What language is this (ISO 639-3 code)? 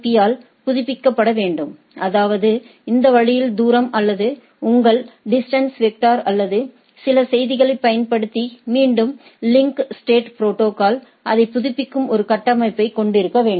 tam